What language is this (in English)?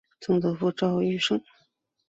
Chinese